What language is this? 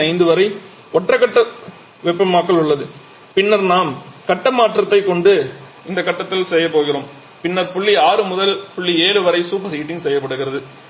Tamil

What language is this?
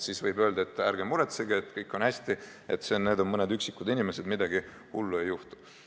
Estonian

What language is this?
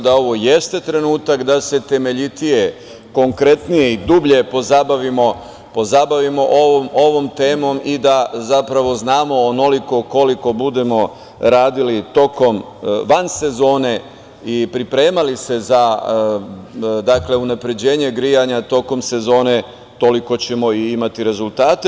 Serbian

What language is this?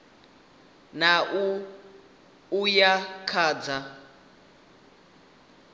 Venda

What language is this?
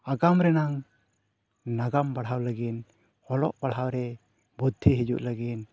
Santali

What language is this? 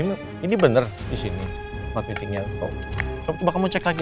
Indonesian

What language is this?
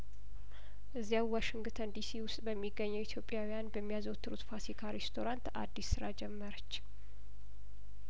Amharic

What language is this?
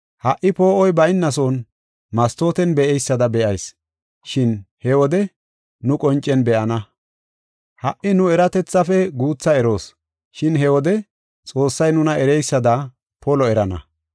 Gofa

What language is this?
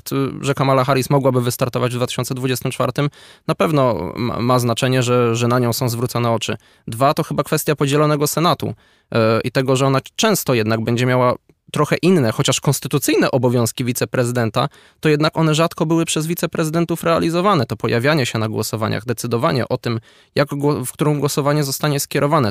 Polish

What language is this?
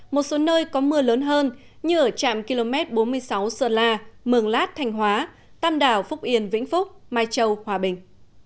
Vietnamese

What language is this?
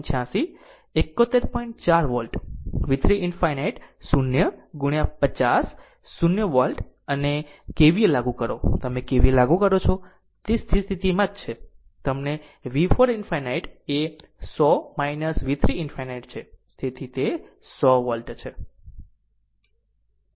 Gujarati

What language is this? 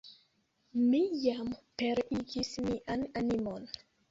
Esperanto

